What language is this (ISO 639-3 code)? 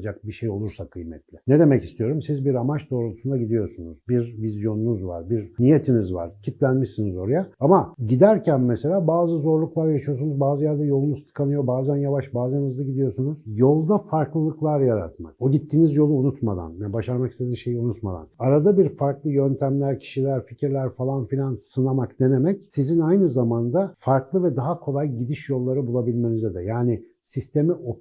tur